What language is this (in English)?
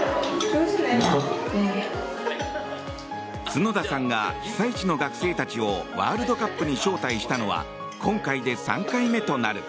Japanese